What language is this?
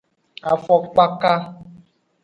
Aja (Benin)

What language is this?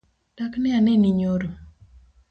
Luo (Kenya and Tanzania)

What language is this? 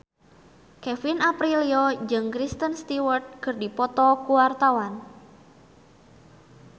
Sundanese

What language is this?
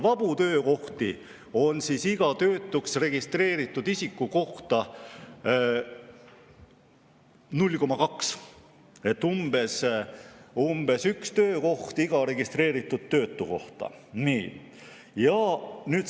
Estonian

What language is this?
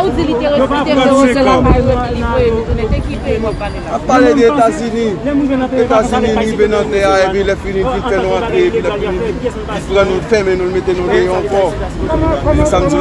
French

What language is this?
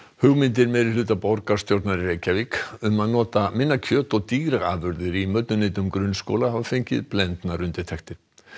Icelandic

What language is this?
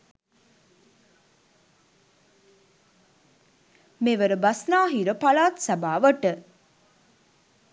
Sinhala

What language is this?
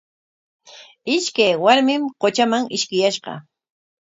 Corongo Ancash Quechua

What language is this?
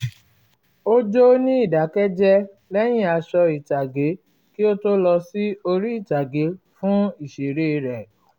Yoruba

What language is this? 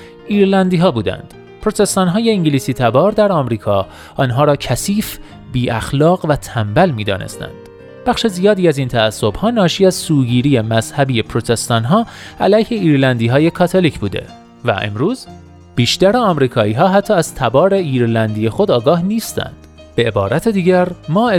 Persian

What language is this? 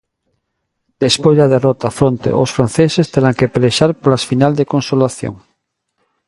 Galician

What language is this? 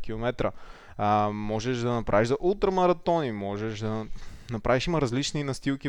Bulgarian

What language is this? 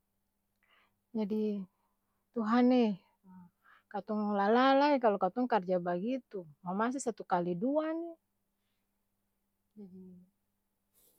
Ambonese Malay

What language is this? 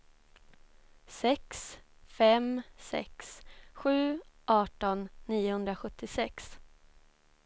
Swedish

